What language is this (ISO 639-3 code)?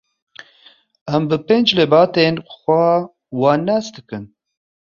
kur